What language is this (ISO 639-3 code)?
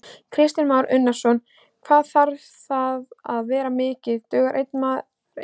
isl